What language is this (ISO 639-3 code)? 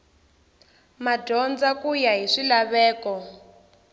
tso